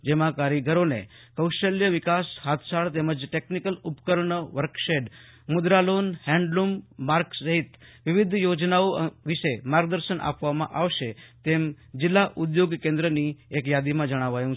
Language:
Gujarati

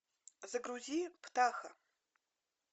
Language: Russian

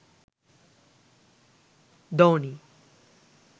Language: Sinhala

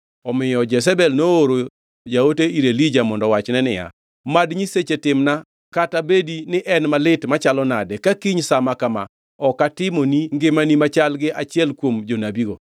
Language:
Luo (Kenya and Tanzania)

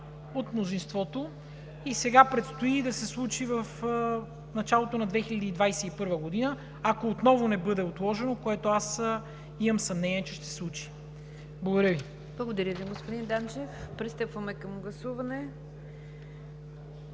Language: Bulgarian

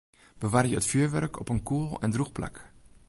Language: Western Frisian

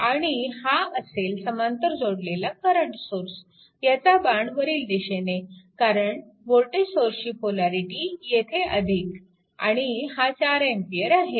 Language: Marathi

